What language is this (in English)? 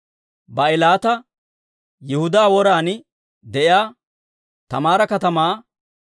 Dawro